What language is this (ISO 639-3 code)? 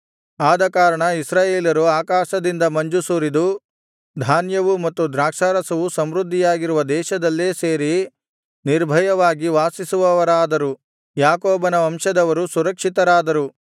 kan